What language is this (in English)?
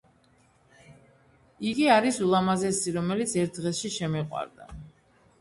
Georgian